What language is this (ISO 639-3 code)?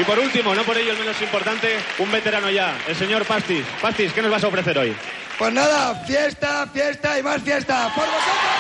spa